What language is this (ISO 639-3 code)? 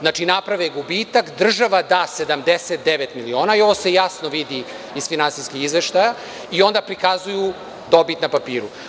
srp